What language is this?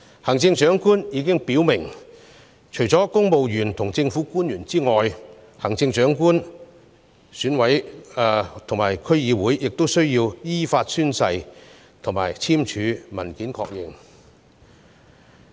Cantonese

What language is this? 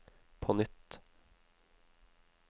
Norwegian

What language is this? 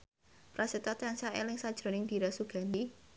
Javanese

